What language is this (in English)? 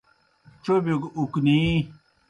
Kohistani Shina